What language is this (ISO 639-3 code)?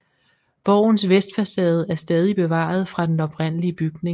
dan